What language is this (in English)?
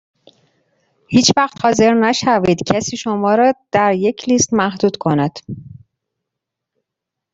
Persian